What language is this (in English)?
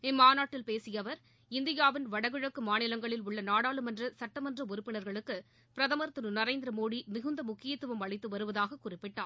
Tamil